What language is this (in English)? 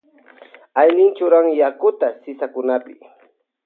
Loja Highland Quichua